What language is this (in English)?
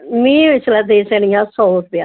Dogri